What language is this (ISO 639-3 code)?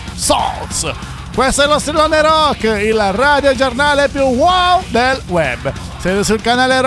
ita